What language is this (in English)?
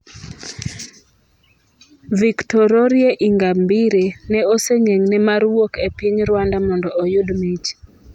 Luo (Kenya and Tanzania)